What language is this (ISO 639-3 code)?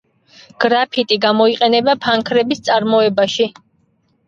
kat